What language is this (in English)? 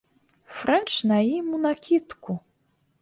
Belarusian